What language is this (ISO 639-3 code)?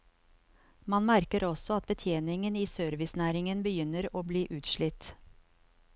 nor